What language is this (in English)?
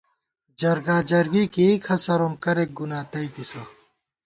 Gawar-Bati